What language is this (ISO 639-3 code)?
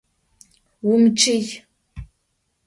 ady